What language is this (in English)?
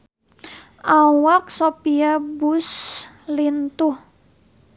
Sundanese